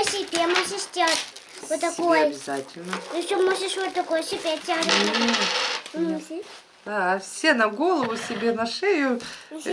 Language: Russian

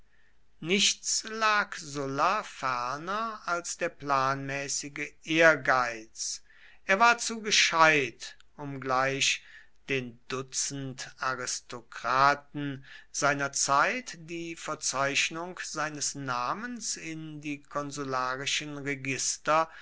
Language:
German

